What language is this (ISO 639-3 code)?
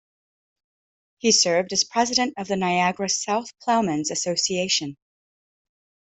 eng